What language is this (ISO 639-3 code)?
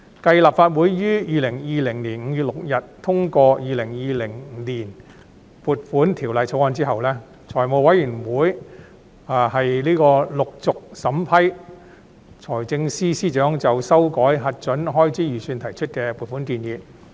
yue